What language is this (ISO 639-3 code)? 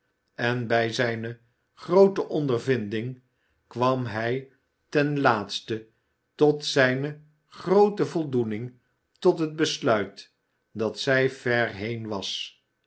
nld